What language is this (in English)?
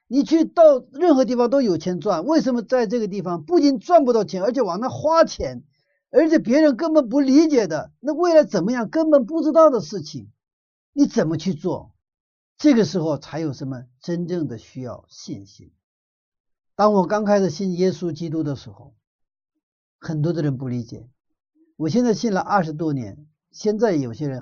Chinese